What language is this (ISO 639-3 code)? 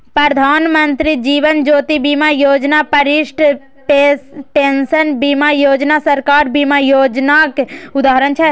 mai